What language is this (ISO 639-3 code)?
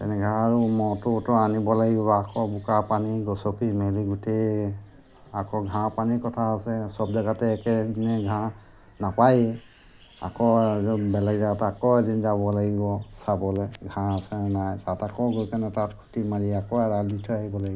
asm